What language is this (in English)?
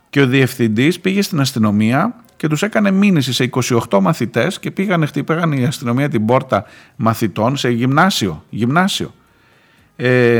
Greek